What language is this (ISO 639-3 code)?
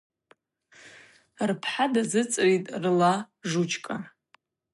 abq